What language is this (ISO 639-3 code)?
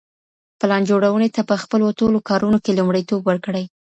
pus